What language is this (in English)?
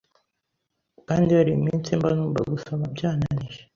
Kinyarwanda